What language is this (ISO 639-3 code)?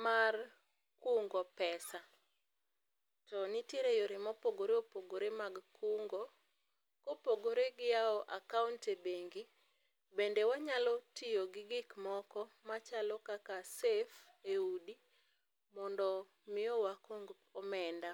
luo